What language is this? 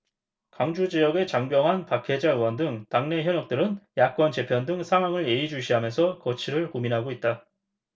Korean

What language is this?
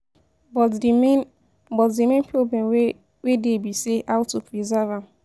Nigerian Pidgin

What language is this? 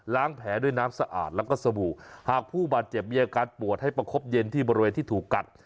Thai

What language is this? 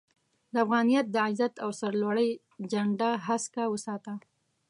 Pashto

